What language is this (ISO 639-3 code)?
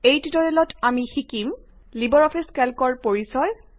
asm